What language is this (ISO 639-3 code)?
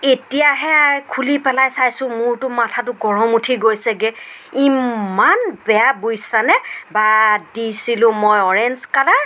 asm